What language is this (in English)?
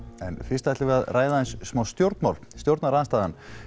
Icelandic